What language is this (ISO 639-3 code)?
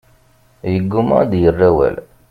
kab